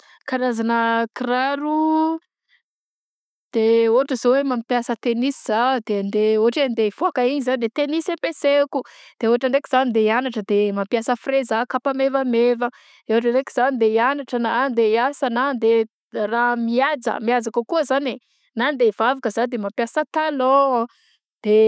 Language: Southern Betsimisaraka Malagasy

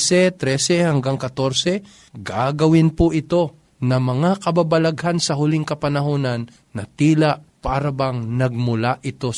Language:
Filipino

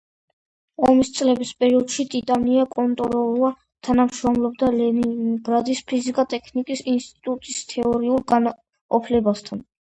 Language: Georgian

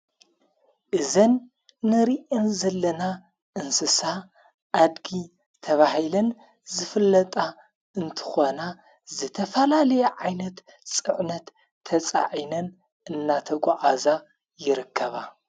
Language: Tigrinya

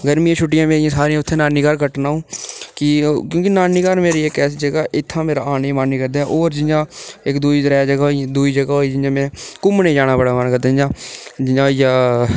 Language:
Dogri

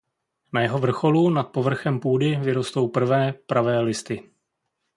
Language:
Czech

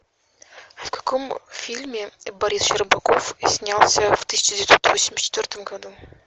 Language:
Russian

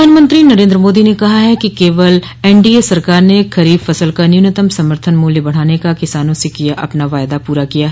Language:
Hindi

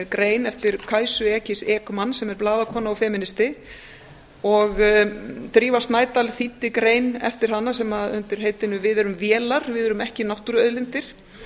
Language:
Icelandic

